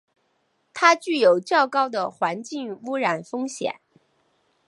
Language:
Chinese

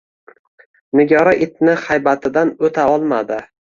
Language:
Uzbek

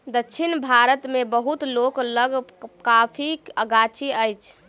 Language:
Maithili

